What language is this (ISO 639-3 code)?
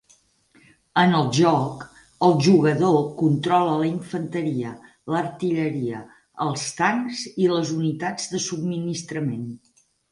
cat